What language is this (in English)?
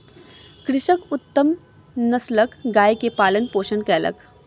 Maithili